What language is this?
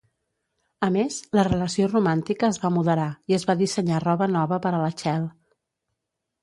Catalan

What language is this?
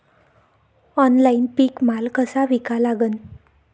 Marathi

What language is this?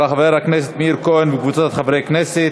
Hebrew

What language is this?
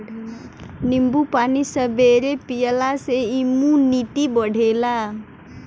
Bhojpuri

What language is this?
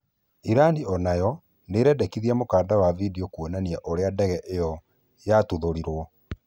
Kikuyu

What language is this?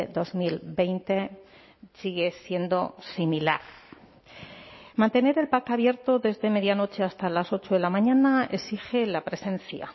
Spanish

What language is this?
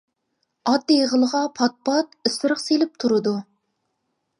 Uyghur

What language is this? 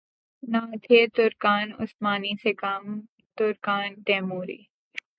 Urdu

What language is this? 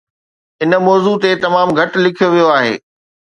Sindhi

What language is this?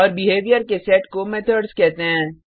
Hindi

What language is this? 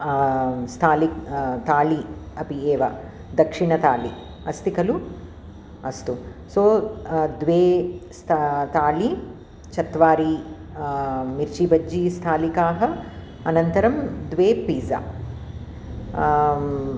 Sanskrit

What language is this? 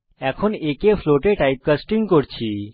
Bangla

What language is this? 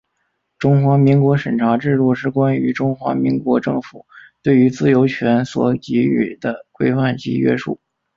Chinese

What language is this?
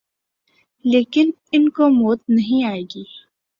Urdu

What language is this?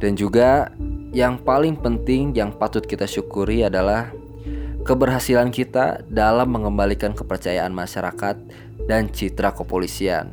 Indonesian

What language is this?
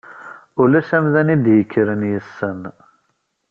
Kabyle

